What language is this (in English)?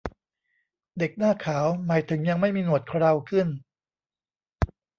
Thai